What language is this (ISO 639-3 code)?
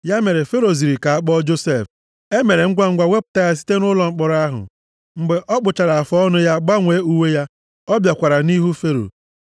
ibo